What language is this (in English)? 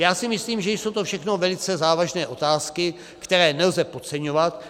Czech